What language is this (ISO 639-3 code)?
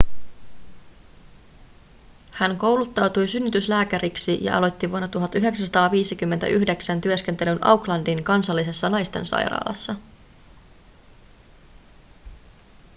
fin